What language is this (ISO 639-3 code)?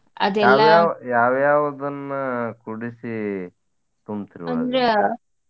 kan